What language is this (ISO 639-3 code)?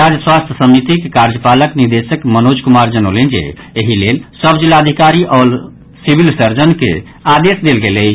mai